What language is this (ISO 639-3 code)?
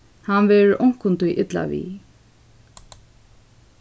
fao